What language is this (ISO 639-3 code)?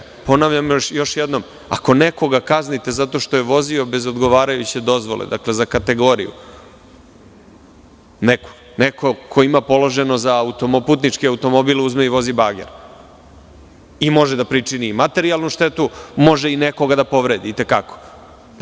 srp